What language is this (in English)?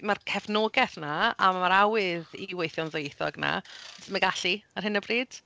Welsh